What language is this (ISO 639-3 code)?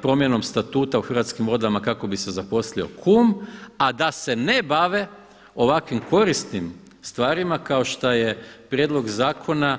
hrv